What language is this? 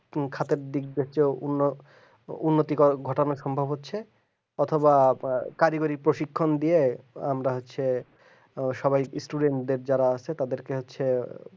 Bangla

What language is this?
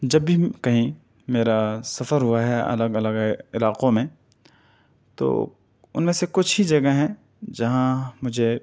Urdu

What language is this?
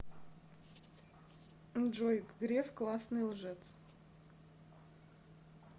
Russian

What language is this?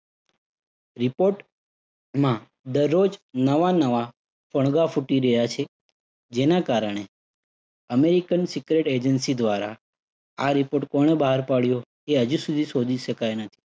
Gujarati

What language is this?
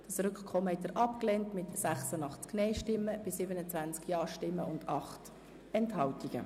Swiss German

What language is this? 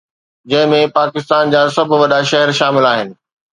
Sindhi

